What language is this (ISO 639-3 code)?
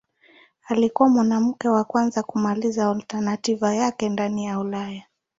swa